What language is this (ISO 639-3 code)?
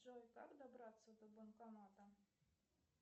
rus